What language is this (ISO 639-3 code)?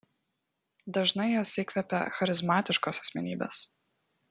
lit